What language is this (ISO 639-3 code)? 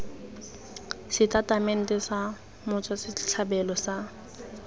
tsn